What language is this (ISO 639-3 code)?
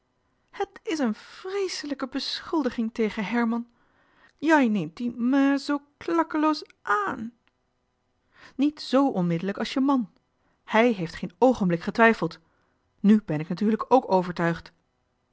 nld